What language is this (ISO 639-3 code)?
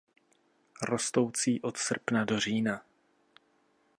ces